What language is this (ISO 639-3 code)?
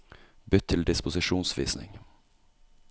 nor